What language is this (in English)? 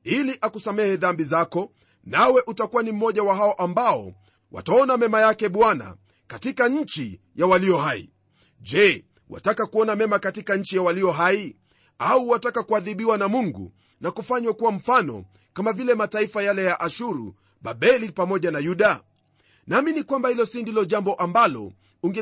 Swahili